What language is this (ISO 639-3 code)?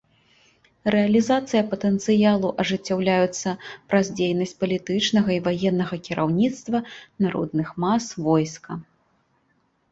bel